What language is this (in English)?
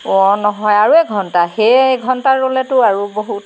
Assamese